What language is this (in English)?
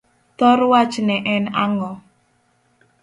Luo (Kenya and Tanzania)